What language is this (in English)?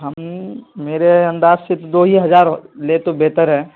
Urdu